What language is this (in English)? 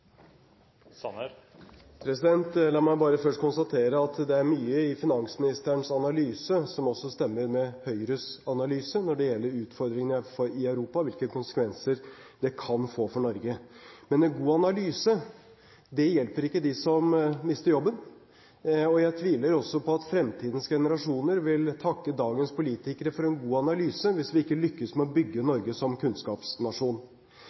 Norwegian Bokmål